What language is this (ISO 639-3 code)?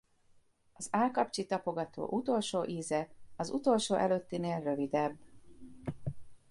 hun